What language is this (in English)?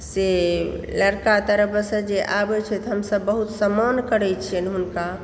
Maithili